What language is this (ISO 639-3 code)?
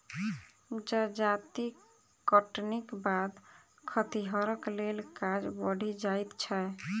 mai